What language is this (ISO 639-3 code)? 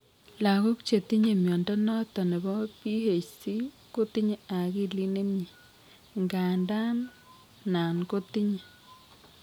kln